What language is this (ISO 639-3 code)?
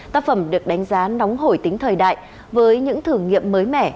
vie